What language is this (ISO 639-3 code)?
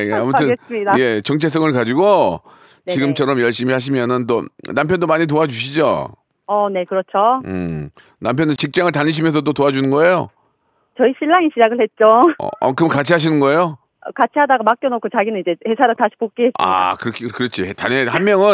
kor